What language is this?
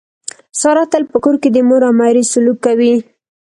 Pashto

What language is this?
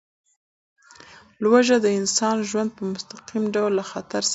Pashto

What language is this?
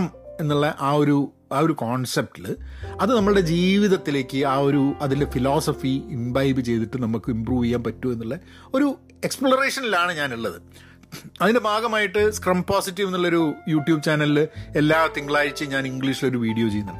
Malayalam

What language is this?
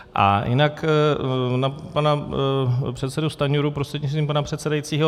Czech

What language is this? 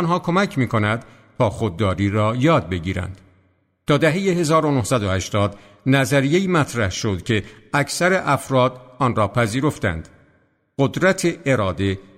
Persian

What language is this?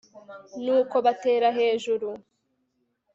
Kinyarwanda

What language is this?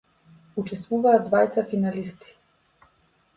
Macedonian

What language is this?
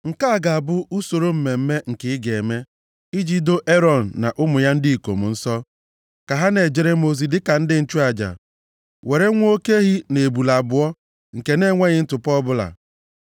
Igbo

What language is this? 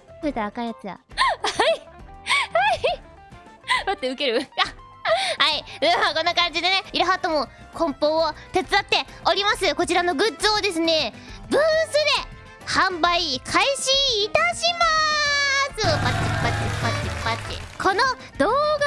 Japanese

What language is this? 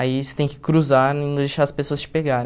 Portuguese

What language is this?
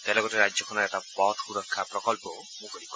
Assamese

